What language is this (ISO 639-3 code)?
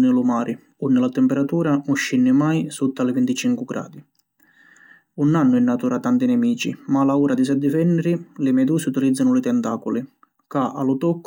scn